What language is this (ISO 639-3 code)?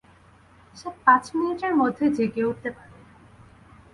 ben